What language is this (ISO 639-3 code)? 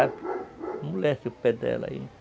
por